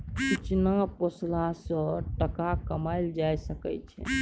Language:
Maithili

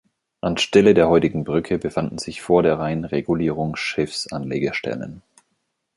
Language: German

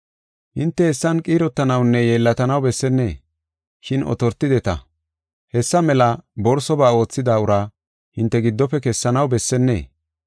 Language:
Gofa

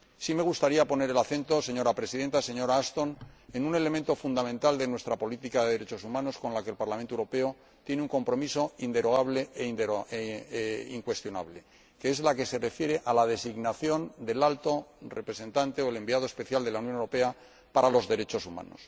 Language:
Spanish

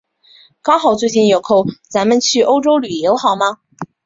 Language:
Chinese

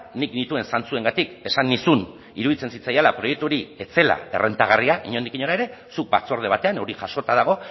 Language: Basque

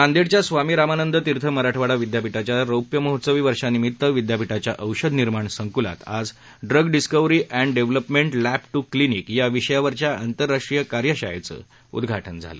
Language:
Marathi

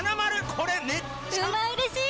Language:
Japanese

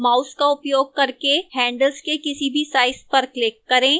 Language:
Hindi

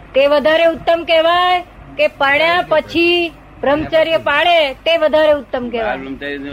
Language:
Gujarati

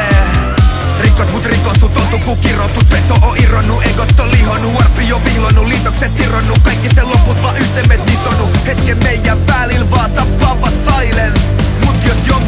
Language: Finnish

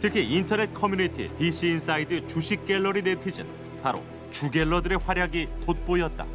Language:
Korean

